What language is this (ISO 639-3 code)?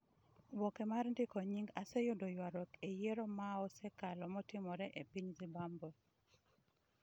luo